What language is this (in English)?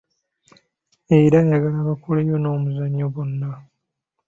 Ganda